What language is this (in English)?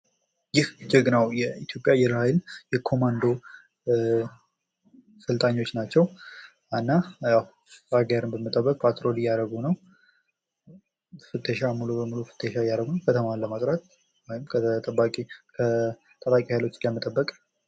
Amharic